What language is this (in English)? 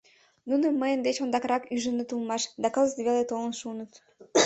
Mari